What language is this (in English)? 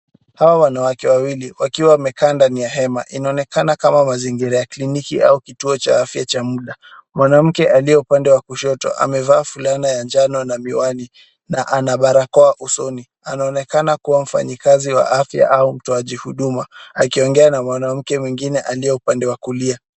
Swahili